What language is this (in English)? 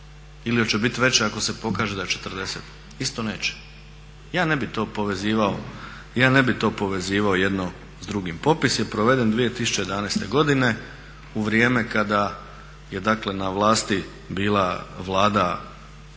Croatian